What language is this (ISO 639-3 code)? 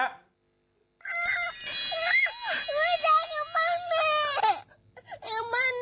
tha